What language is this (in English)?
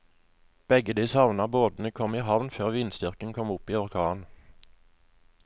Norwegian